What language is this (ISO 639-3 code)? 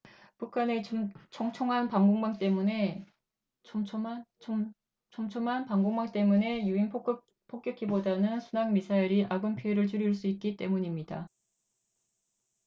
kor